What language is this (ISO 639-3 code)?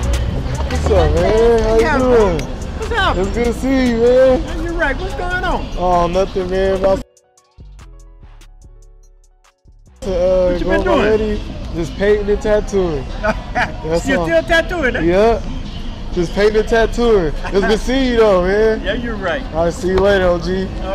eng